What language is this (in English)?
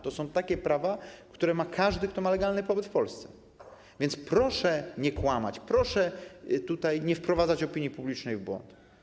Polish